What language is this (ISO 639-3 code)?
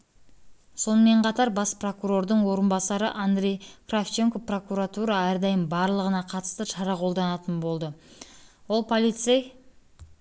kaz